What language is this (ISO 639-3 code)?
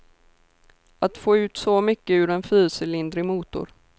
swe